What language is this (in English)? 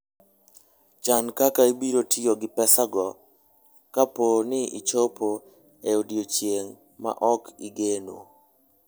Luo (Kenya and Tanzania)